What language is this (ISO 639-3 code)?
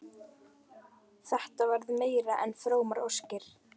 isl